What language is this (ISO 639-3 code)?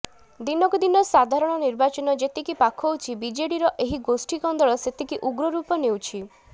ori